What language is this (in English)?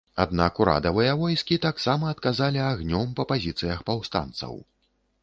Belarusian